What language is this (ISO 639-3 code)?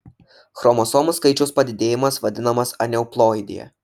lit